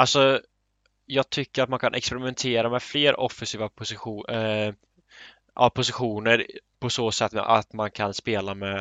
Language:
Swedish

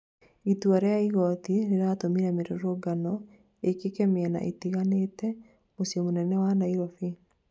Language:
Kikuyu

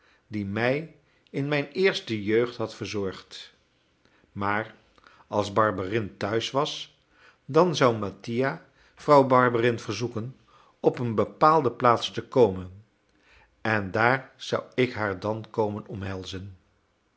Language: Dutch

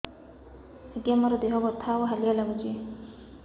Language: Odia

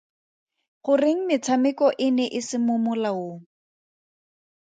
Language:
Tswana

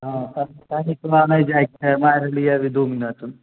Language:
Maithili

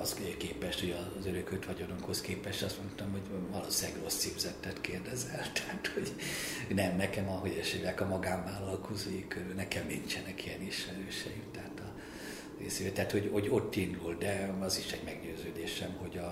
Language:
Hungarian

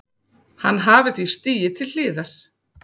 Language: Icelandic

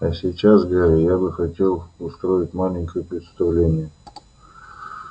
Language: Russian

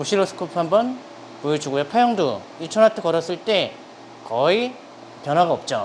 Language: Korean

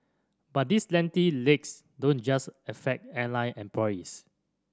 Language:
English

